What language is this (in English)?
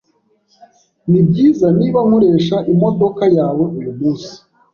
Kinyarwanda